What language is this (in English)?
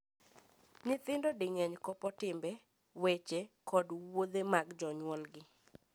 Luo (Kenya and Tanzania)